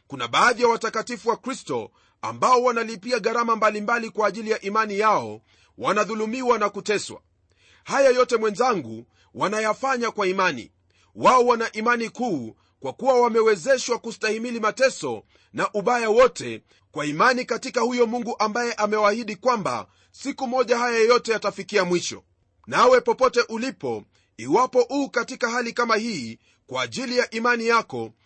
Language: Swahili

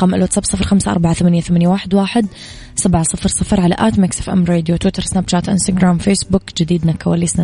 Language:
Arabic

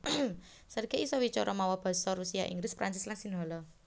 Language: Javanese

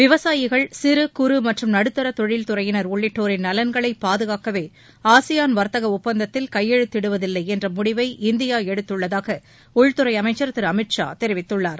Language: Tamil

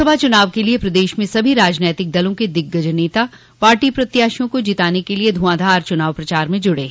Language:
Hindi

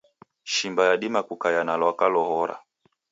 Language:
Taita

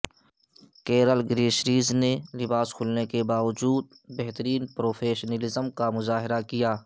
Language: Urdu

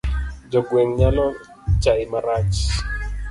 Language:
Luo (Kenya and Tanzania)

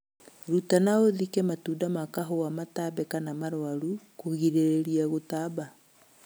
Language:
Kikuyu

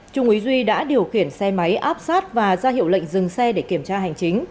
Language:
Vietnamese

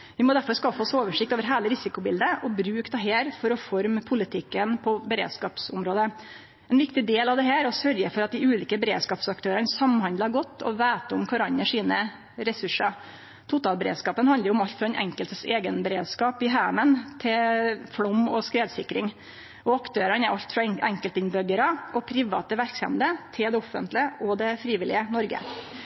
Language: Norwegian Nynorsk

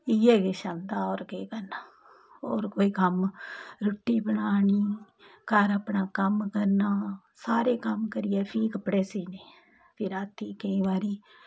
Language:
Dogri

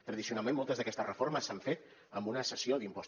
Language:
Catalan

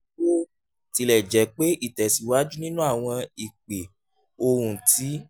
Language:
Yoruba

